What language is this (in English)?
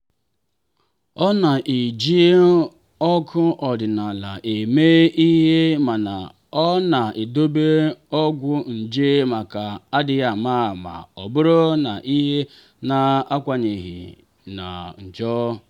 Igbo